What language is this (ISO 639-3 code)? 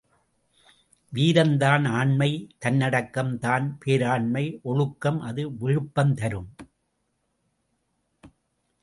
tam